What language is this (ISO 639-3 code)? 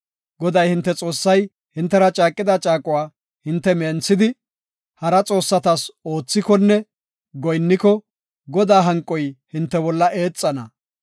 gof